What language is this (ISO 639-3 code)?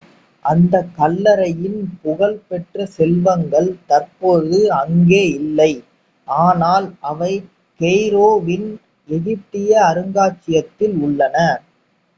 tam